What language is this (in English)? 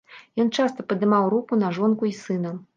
Belarusian